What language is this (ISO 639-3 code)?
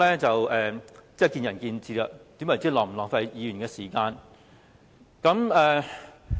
yue